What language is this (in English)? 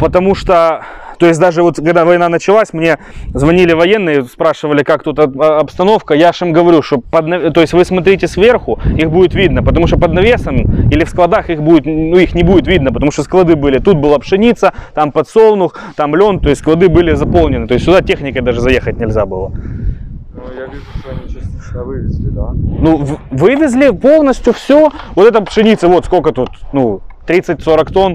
Russian